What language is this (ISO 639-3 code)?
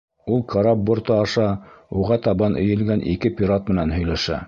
bak